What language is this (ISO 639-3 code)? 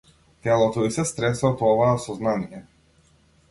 mkd